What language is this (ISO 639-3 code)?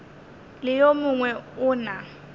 nso